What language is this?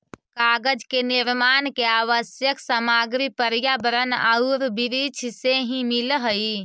Magahi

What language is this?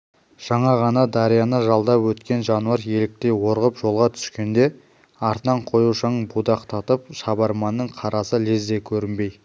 Kazakh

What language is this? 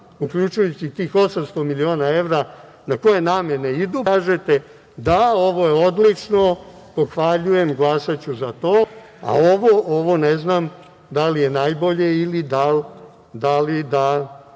Serbian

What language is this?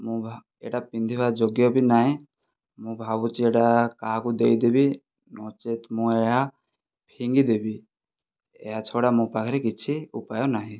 Odia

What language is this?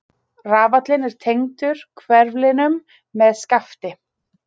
Icelandic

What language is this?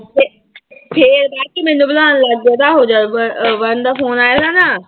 Punjabi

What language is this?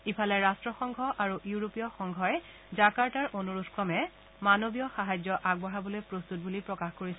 Assamese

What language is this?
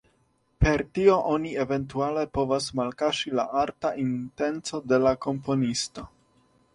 Esperanto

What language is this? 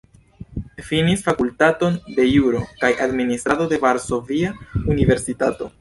Esperanto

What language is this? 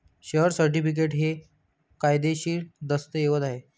Marathi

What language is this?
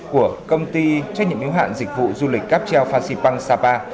Vietnamese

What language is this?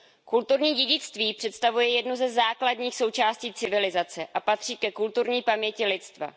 Czech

